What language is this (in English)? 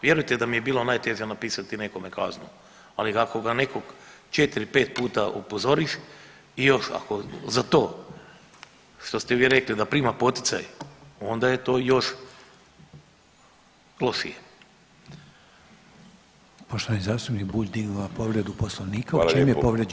Croatian